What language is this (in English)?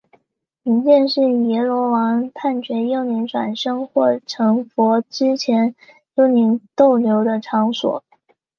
Chinese